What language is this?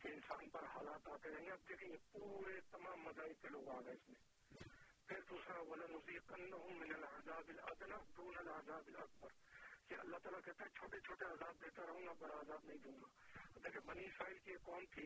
Urdu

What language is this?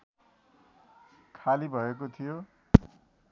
Nepali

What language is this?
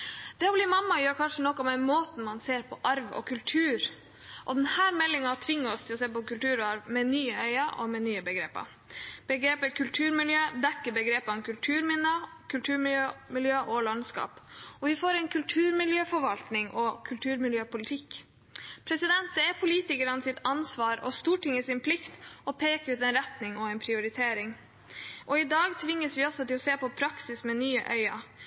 Norwegian Bokmål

